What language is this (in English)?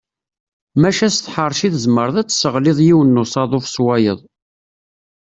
Kabyle